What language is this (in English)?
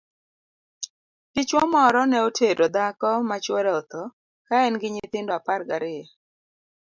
Luo (Kenya and Tanzania)